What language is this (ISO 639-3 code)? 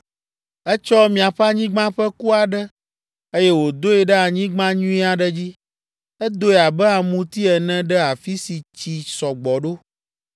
ewe